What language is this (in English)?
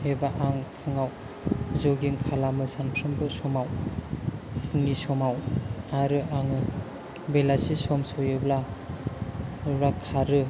Bodo